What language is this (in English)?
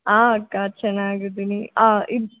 Kannada